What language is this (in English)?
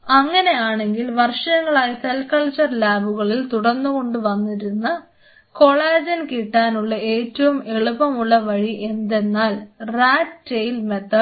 Malayalam